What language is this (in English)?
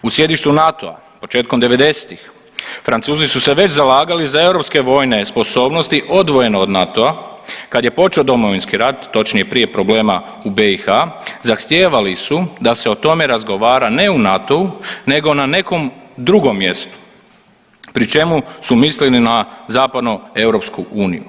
Croatian